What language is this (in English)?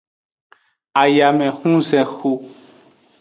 Aja (Benin)